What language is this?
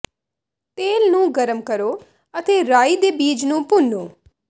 Punjabi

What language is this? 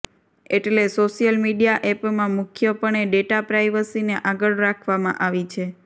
Gujarati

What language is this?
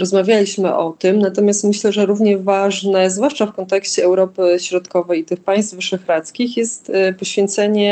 Polish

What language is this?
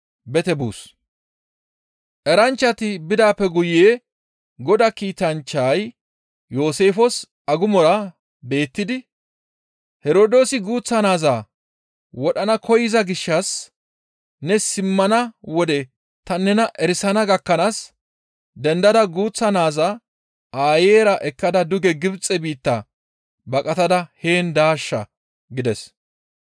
Gamo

